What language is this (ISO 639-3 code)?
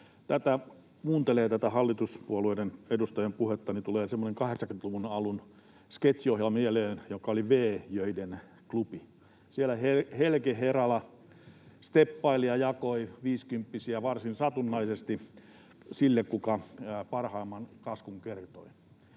fin